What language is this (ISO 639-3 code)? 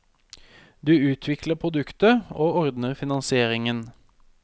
nor